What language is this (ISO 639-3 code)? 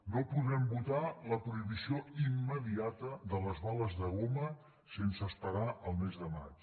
cat